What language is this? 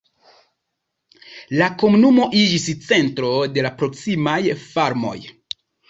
Esperanto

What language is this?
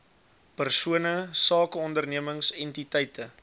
Afrikaans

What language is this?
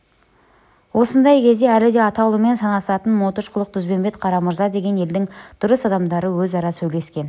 Kazakh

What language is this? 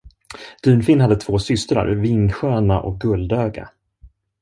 Swedish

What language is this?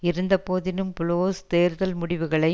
Tamil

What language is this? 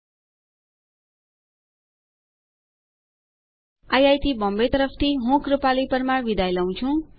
Gujarati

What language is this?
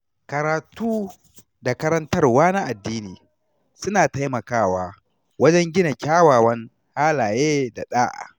Hausa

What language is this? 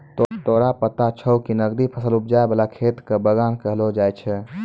Maithili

